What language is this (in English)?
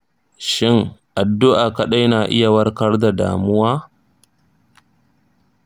Hausa